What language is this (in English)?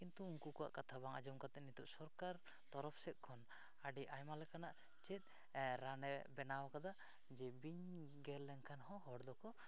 Santali